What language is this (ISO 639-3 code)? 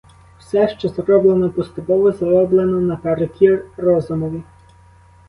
ukr